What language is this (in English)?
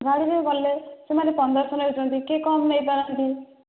Odia